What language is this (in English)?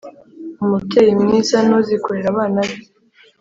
Kinyarwanda